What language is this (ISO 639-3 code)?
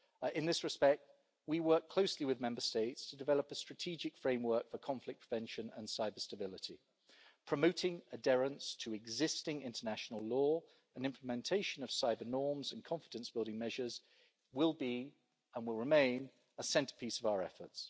eng